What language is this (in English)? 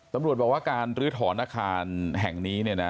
Thai